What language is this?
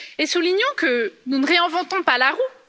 French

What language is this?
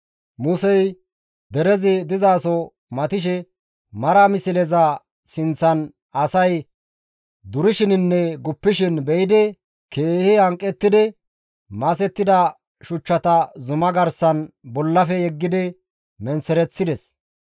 Gamo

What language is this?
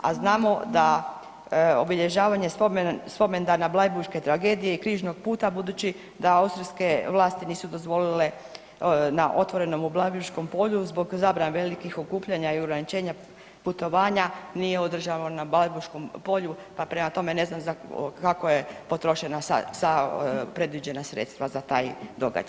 Croatian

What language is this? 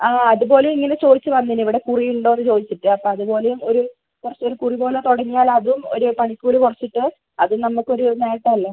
Malayalam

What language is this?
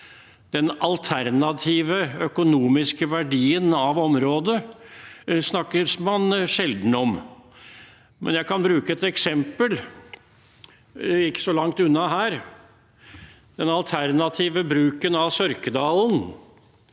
Norwegian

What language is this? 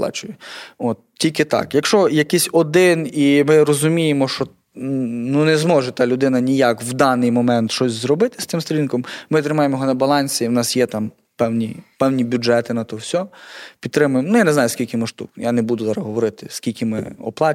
Ukrainian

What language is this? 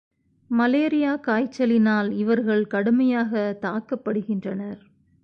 Tamil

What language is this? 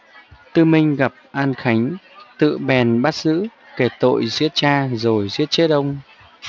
Vietnamese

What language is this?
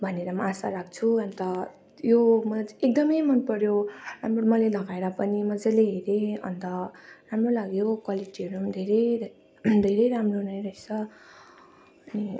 Nepali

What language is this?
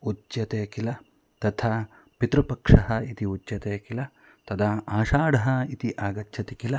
Sanskrit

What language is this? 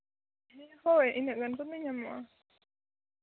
Santali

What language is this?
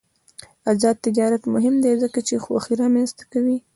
Pashto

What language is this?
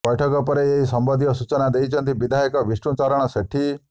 Odia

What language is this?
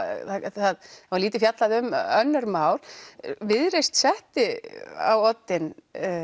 Icelandic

